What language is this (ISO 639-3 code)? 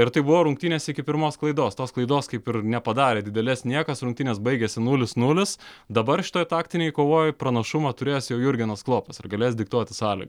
lit